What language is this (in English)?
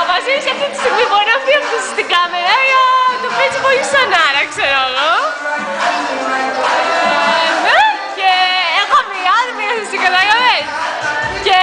Greek